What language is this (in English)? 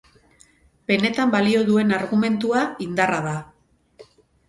Basque